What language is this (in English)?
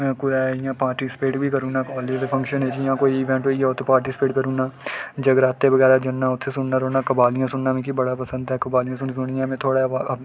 Dogri